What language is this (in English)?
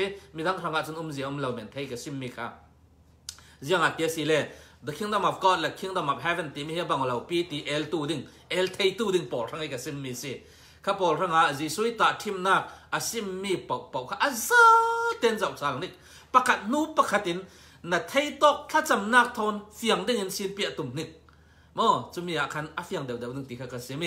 Thai